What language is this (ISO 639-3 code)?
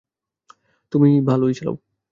ben